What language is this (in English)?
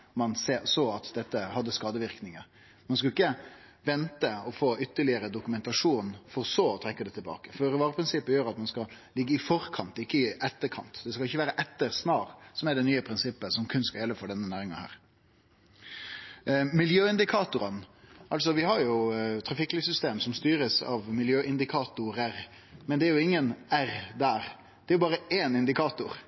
Norwegian Nynorsk